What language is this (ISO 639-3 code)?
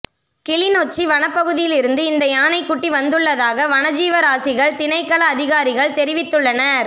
tam